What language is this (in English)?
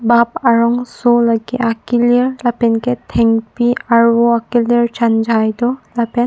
Karbi